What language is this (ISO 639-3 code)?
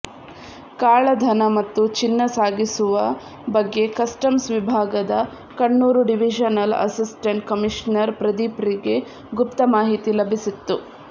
kan